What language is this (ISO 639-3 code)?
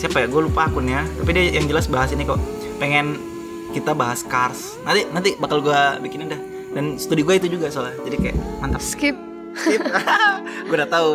ind